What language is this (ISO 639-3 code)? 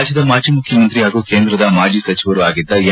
kan